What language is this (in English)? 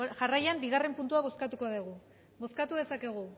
Basque